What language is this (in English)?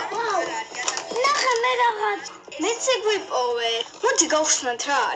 English